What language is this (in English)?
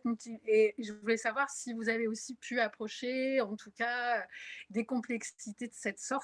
French